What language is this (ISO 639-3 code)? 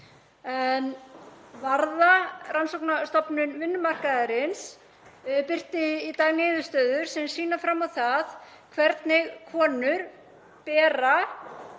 isl